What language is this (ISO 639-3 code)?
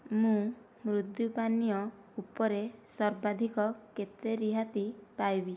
ori